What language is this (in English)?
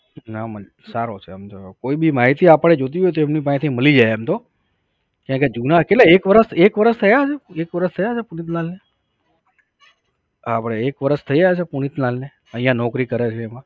Gujarati